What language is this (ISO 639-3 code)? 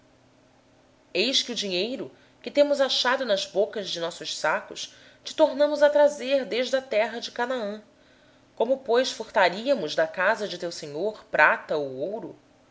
por